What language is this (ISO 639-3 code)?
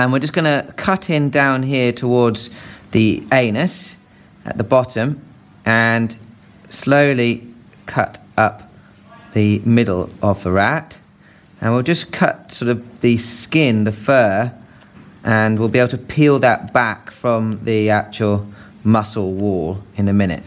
eng